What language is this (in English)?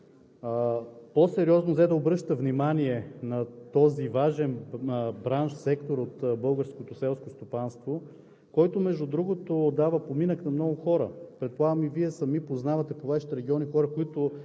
Bulgarian